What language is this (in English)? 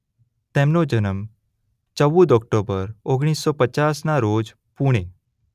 Gujarati